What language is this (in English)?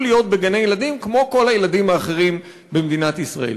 Hebrew